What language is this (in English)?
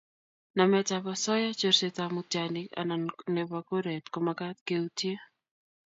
Kalenjin